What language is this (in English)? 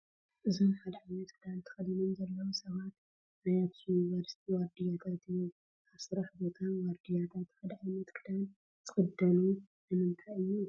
Tigrinya